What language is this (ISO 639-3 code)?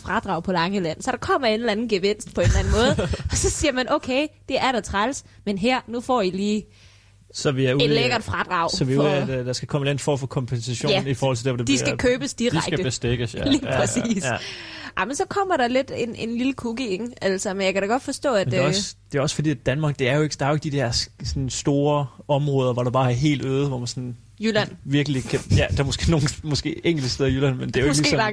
dan